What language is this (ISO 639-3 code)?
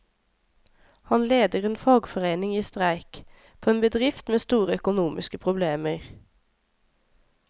nor